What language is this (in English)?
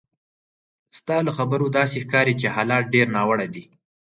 Pashto